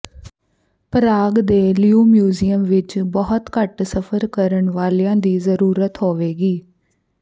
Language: Punjabi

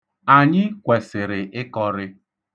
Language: Igbo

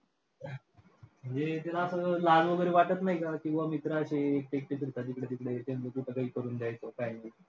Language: Marathi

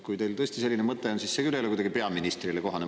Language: Estonian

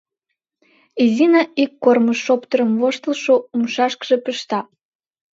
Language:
Mari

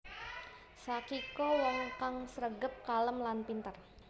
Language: Javanese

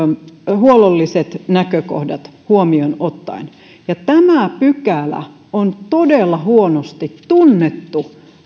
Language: Finnish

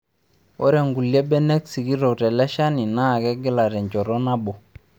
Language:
Masai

